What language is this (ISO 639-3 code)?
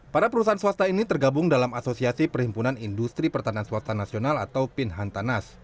ind